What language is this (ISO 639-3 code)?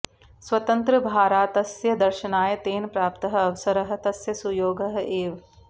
san